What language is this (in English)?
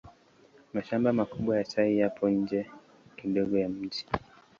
Swahili